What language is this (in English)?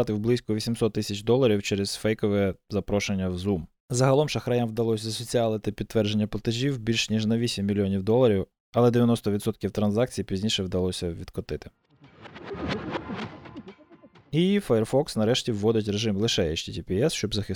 Ukrainian